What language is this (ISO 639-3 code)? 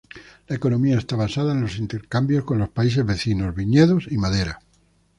spa